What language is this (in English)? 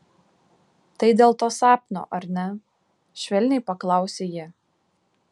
Lithuanian